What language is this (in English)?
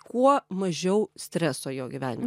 Lithuanian